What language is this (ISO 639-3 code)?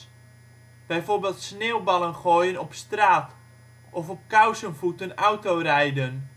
nld